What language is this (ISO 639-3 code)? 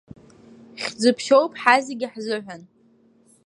abk